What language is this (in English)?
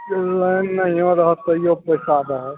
Maithili